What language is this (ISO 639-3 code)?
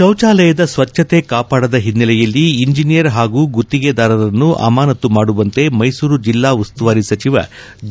kan